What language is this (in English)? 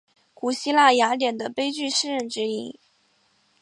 Chinese